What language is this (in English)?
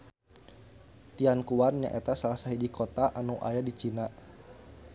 Sundanese